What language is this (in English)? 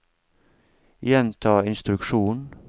Norwegian